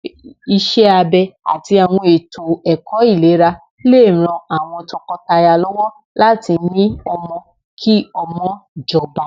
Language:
Yoruba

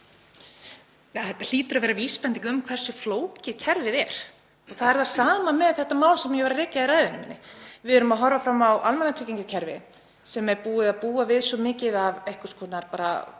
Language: Icelandic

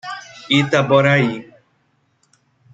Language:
Portuguese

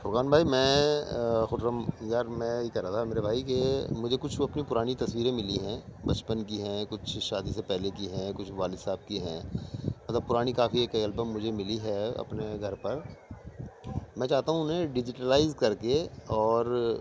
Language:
Urdu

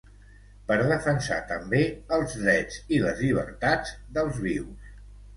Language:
Catalan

